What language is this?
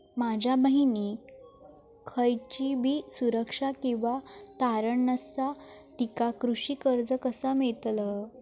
Marathi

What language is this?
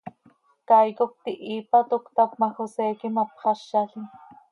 Seri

